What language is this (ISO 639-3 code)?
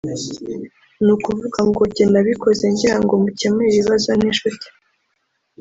kin